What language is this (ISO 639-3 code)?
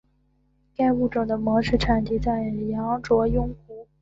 zho